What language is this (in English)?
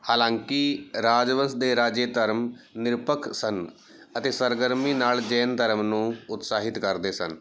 Punjabi